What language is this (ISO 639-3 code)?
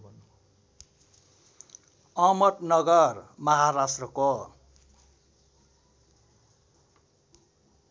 nep